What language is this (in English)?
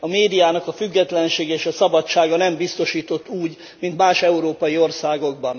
Hungarian